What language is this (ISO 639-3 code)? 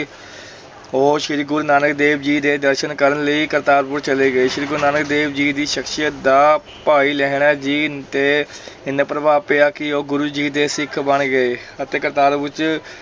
pan